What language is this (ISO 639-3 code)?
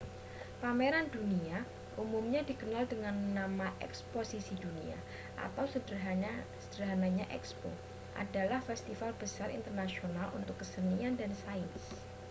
ind